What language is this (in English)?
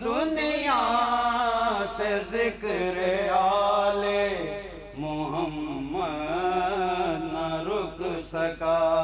Hindi